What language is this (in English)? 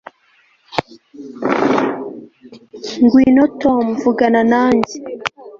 Kinyarwanda